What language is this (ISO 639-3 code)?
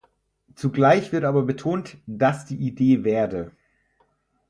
deu